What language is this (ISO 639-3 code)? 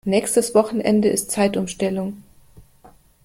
deu